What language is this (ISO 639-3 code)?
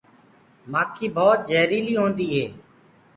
ggg